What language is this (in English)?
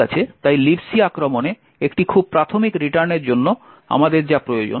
Bangla